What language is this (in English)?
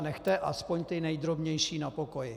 Czech